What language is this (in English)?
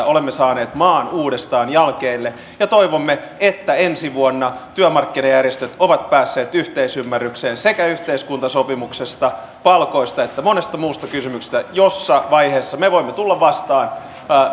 Finnish